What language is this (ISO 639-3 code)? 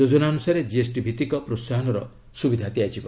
ori